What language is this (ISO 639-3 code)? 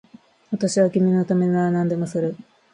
jpn